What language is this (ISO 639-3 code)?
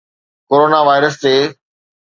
snd